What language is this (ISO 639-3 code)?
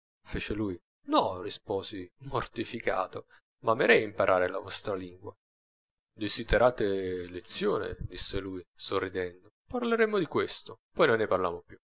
ita